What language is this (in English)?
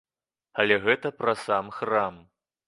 Belarusian